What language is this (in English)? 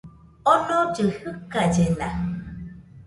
Nüpode Huitoto